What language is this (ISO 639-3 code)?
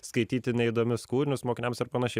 lit